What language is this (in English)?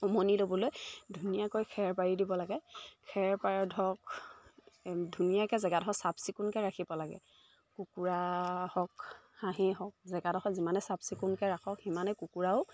Assamese